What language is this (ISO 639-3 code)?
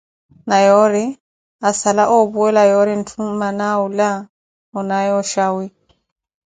eko